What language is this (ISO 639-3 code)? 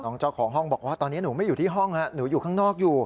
tha